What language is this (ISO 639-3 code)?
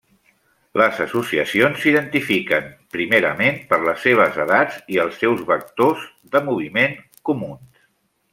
cat